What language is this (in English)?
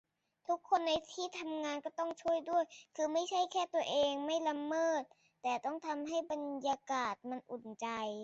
Thai